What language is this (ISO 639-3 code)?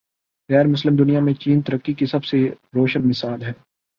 urd